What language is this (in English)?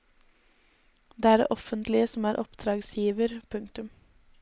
Norwegian